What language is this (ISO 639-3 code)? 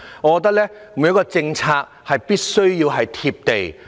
yue